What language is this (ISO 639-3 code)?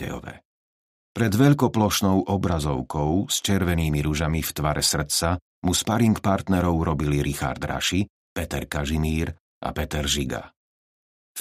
slk